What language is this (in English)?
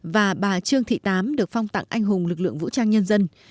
Vietnamese